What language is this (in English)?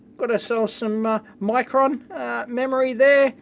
English